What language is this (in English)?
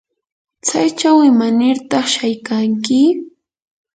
Yanahuanca Pasco Quechua